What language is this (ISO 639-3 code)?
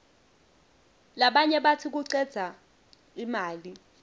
ssw